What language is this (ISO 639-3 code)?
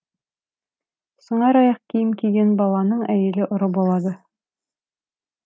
kaz